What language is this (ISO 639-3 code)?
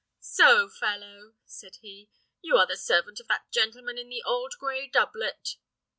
eng